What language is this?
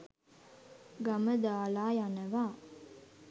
Sinhala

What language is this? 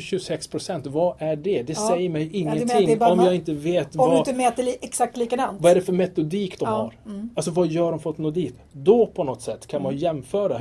Swedish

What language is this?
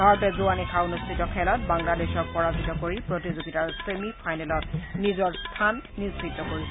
Assamese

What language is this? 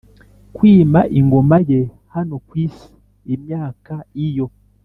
Kinyarwanda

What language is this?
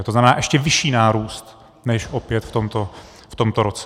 Czech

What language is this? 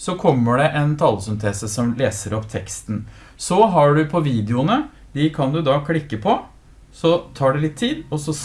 Norwegian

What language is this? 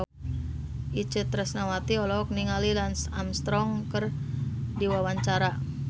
Sundanese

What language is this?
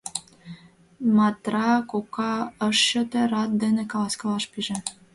Mari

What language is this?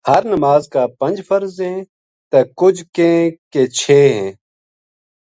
Gujari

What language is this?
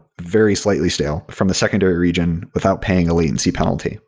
English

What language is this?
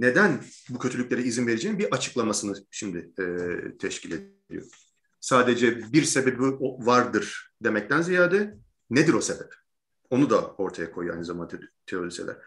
Turkish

